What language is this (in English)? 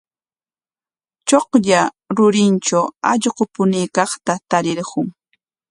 Corongo Ancash Quechua